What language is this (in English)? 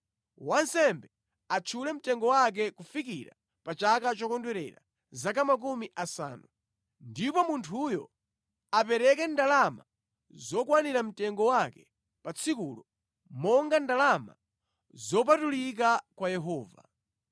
Nyanja